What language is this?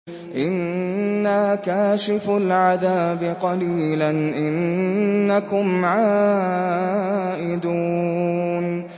Arabic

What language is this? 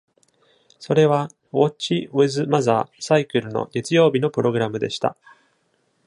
Japanese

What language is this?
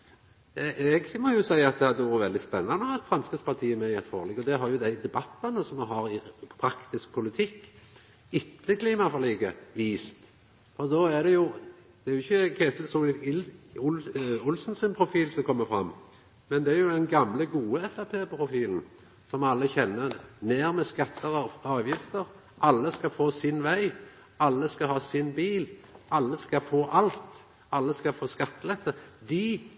Norwegian Nynorsk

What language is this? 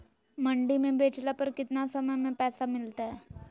Magahi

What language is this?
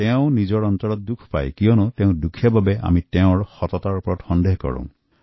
Assamese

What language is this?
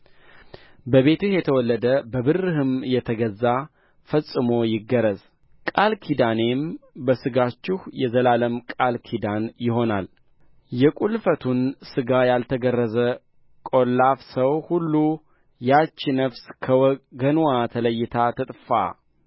Amharic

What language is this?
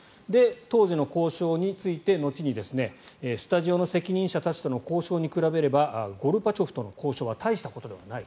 Japanese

